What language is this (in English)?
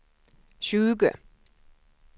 Swedish